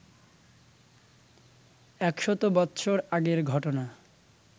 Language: Bangla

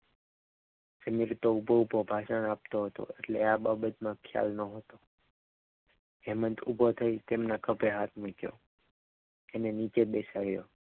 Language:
Gujarati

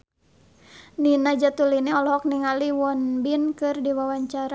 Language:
Sundanese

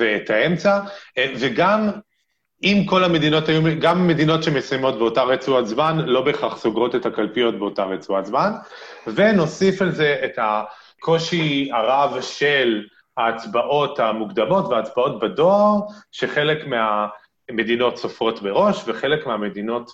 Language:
Hebrew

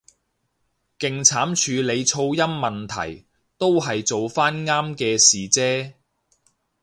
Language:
Cantonese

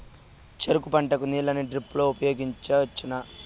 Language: Telugu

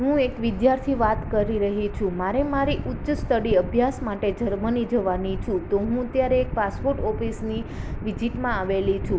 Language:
Gujarati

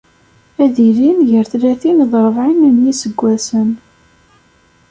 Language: Kabyle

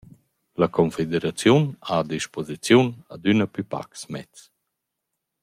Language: Romansh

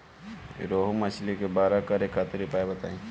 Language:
Bhojpuri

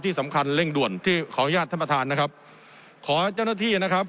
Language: Thai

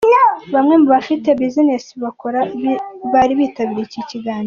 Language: Kinyarwanda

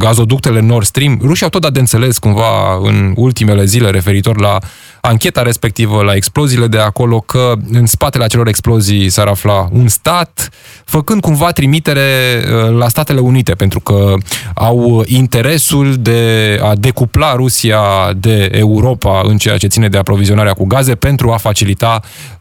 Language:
Romanian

